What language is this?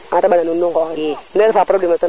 Serer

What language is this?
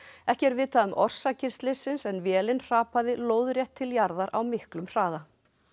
Icelandic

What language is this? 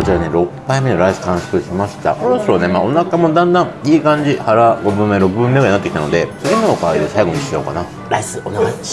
Japanese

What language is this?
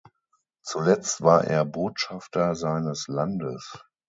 German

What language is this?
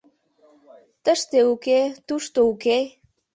Mari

